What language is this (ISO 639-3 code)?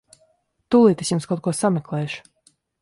lav